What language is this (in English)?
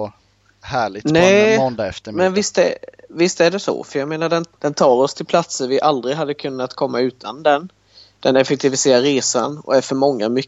Swedish